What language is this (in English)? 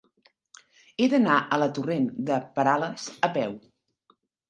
Catalan